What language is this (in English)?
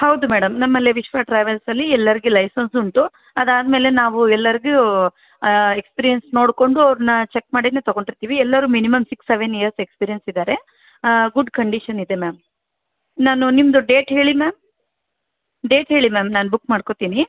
Kannada